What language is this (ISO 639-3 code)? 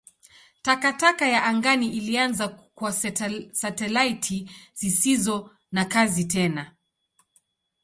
swa